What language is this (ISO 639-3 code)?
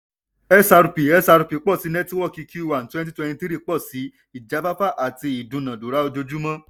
yor